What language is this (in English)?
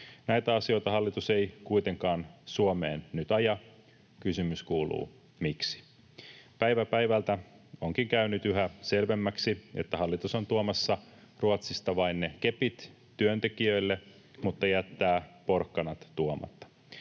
Finnish